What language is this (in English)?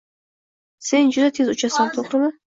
Uzbek